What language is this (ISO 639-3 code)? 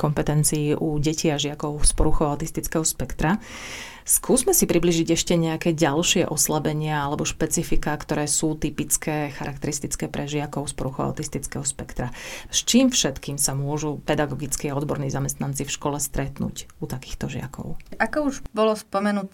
slk